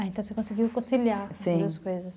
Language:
Portuguese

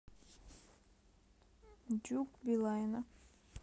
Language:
Russian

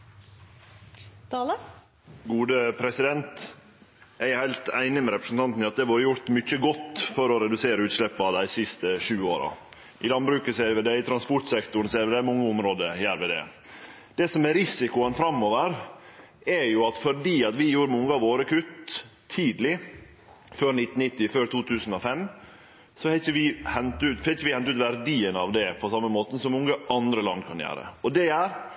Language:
Norwegian Nynorsk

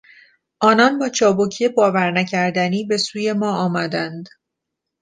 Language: Persian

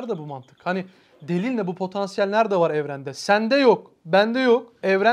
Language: Turkish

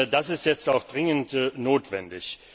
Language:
German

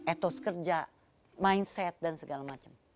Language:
Indonesian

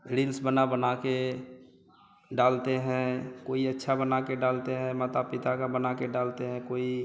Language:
Hindi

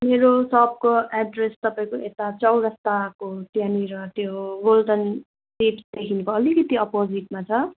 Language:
Nepali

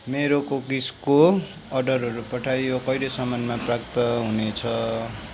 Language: Nepali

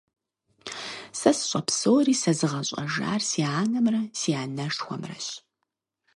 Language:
Kabardian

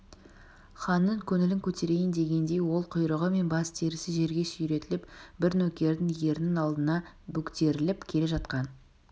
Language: Kazakh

